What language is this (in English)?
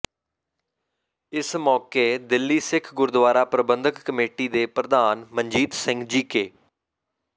Punjabi